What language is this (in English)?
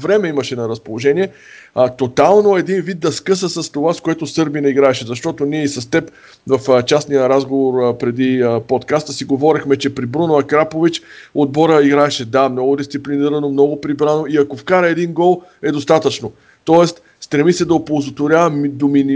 Bulgarian